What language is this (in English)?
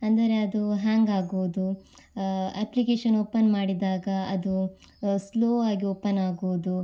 Kannada